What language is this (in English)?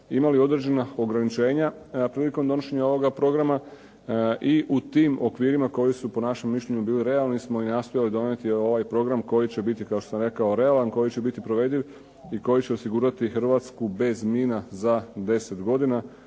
Croatian